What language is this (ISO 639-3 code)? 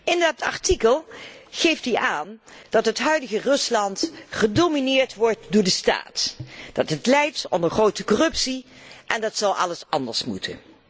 nld